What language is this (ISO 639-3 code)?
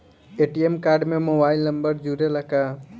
bho